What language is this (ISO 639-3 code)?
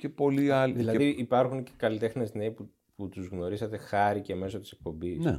ell